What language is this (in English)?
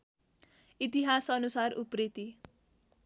Nepali